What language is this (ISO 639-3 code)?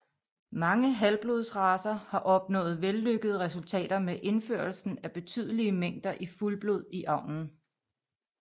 dan